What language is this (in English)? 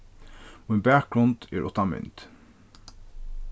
Faroese